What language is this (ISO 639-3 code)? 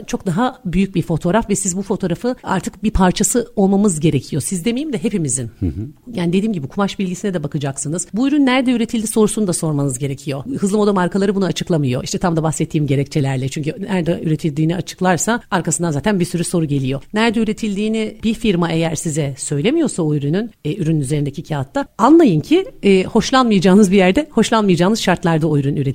tur